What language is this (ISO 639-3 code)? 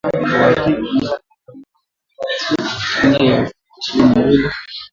swa